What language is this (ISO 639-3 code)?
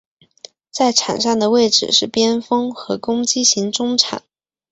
zho